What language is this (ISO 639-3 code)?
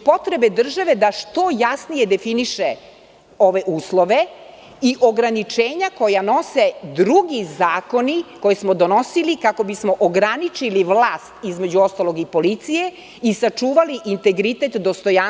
srp